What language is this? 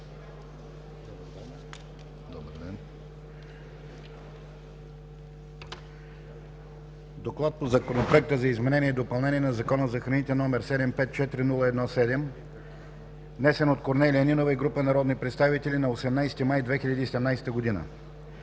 Bulgarian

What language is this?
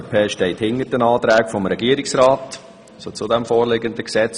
Swiss German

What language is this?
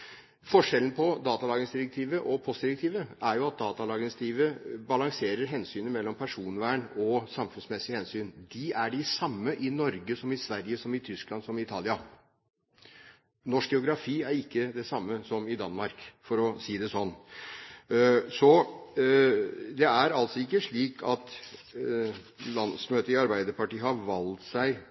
Norwegian Bokmål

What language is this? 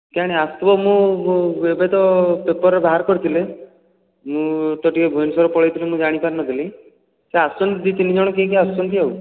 Odia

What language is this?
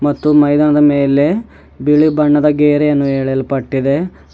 Kannada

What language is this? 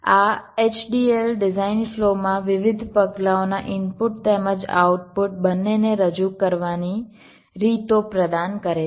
Gujarati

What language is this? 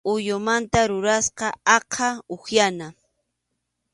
Arequipa-La Unión Quechua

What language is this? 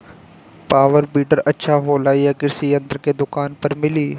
Bhojpuri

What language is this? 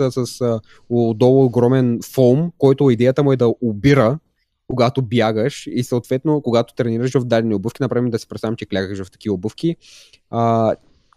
Bulgarian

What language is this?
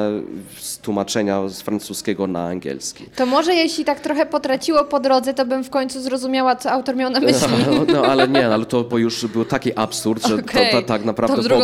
Polish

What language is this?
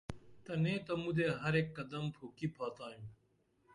Dameli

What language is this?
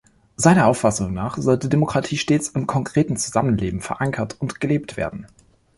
German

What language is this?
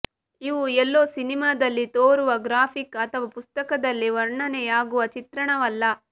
Kannada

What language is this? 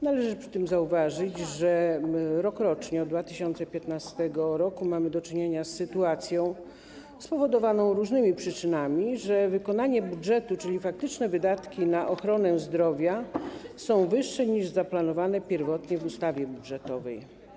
Polish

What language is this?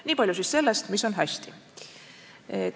Estonian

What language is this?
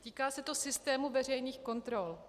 Czech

